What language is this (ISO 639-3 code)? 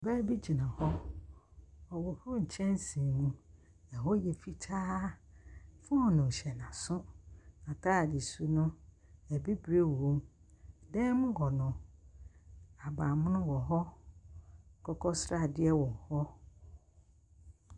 aka